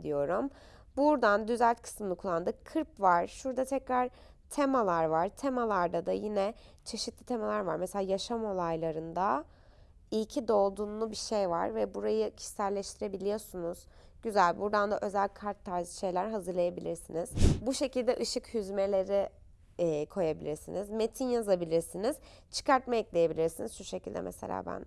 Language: Turkish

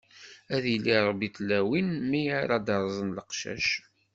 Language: Kabyle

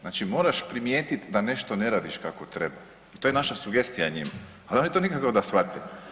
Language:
Croatian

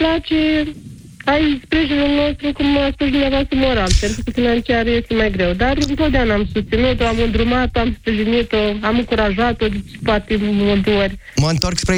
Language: Romanian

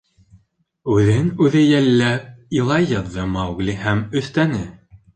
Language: Bashkir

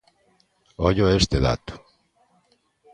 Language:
Galician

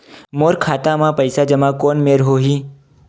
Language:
Chhattisgarhi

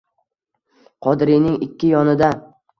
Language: Uzbek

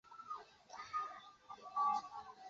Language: Chinese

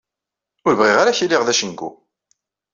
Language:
Kabyle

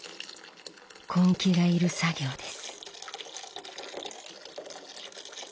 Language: Japanese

